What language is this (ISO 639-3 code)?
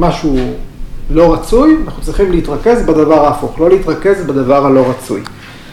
heb